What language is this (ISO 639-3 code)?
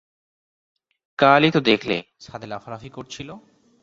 ben